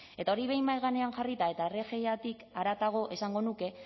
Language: Basque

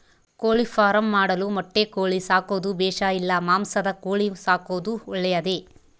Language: Kannada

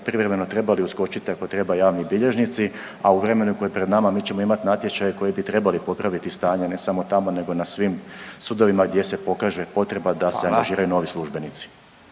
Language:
Croatian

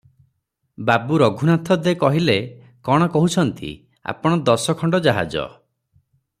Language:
Odia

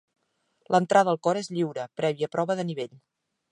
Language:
Catalan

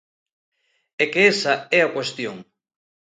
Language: Galician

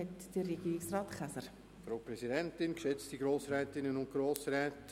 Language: Swiss German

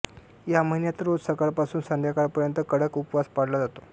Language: Marathi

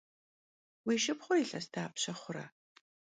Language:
Kabardian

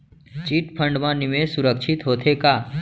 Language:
Chhattisgarhi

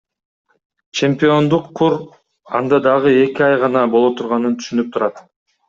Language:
Kyrgyz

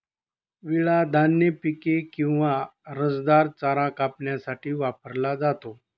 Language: Marathi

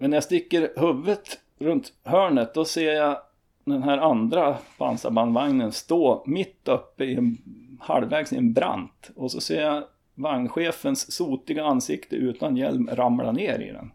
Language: Swedish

